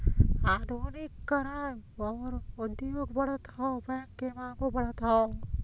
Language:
Bhojpuri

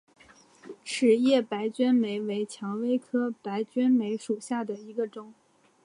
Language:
Chinese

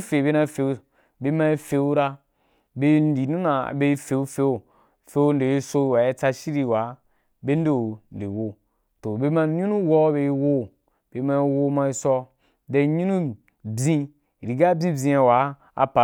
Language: Wapan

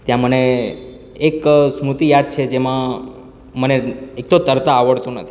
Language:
Gujarati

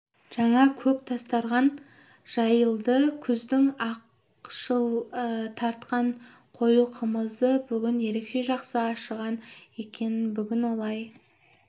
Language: Kazakh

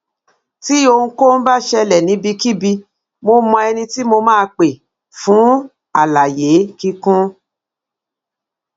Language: Yoruba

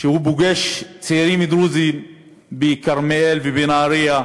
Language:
Hebrew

